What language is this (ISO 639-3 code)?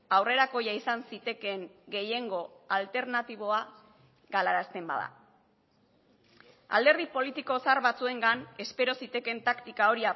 eus